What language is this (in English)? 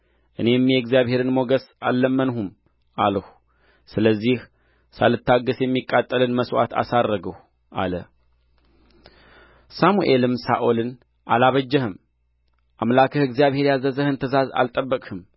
Amharic